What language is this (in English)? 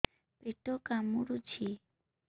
Odia